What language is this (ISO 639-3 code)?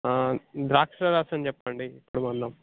tel